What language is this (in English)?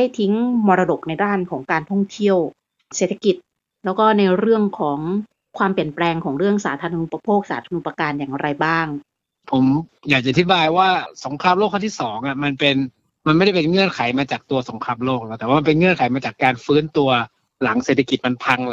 Thai